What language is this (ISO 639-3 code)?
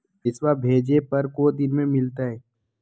mag